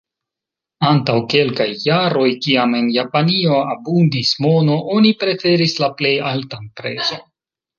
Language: Esperanto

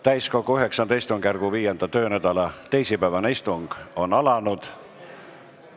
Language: Estonian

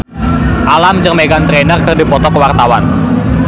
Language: Sundanese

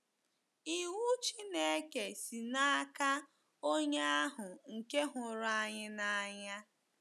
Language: Igbo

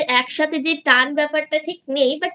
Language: Bangla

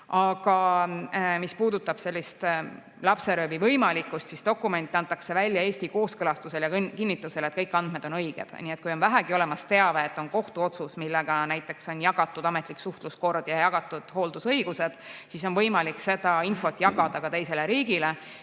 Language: Estonian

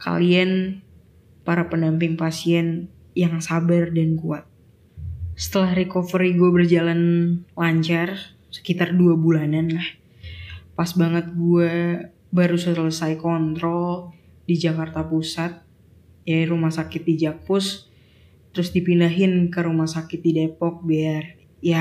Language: Indonesian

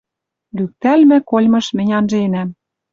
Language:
Western Mari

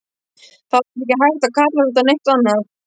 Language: Icelandic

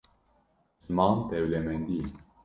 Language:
Kurdish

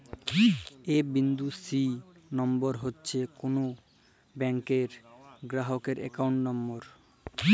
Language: Bangla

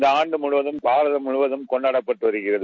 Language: Tamil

